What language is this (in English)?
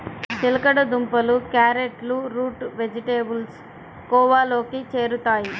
Telugu